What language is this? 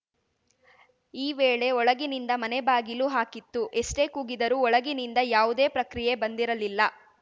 Kannada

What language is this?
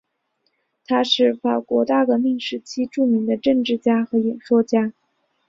Chinese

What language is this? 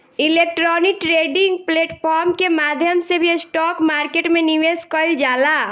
Bhojpuri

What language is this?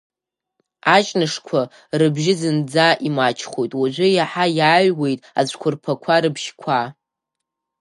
Abkhazian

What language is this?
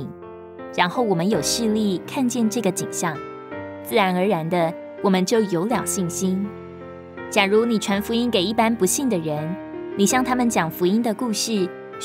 Chinese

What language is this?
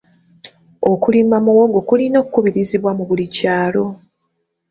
Ganda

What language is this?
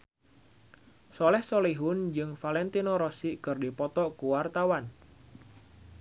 Sundanese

